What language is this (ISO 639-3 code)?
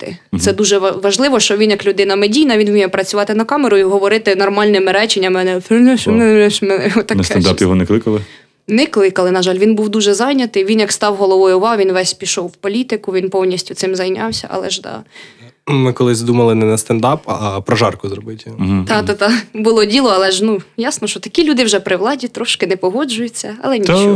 ukr